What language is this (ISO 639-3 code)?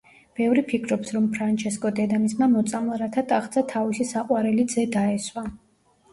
kat